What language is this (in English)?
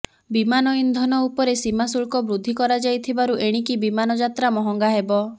Odia